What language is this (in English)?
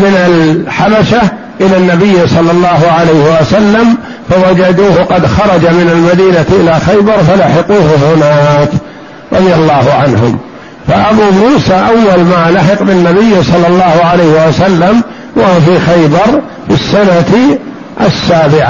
Arabic